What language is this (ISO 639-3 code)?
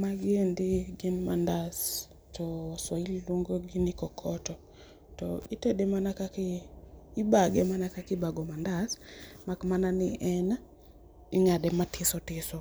luo